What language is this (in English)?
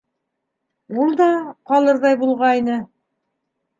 Bashkir